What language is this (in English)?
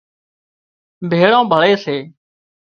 Wadiyara Koli